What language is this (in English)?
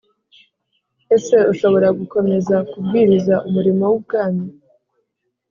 Kinyarwanda